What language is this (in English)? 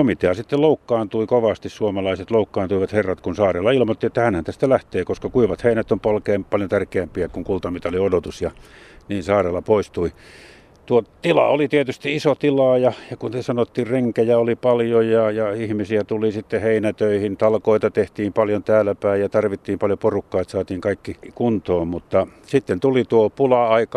Finnish